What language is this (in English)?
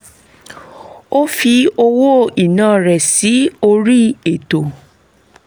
Yoruba